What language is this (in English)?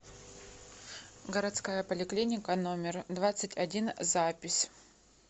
Russian